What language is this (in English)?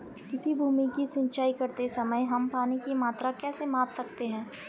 Hindi